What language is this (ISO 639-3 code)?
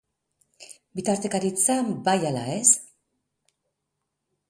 eus